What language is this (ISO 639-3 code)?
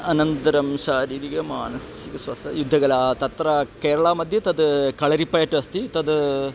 san